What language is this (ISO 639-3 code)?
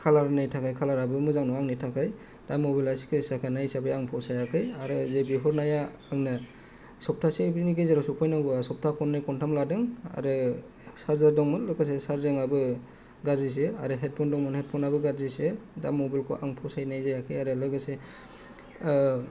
brx